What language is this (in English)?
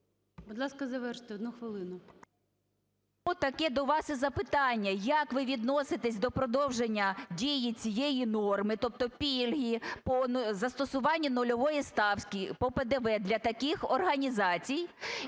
Ukrainian